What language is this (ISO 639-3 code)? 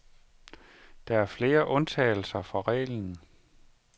dan